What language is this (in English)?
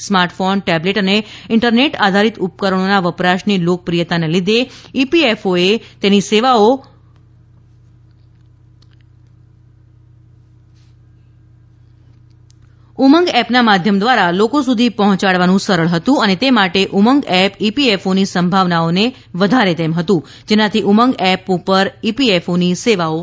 Gujarati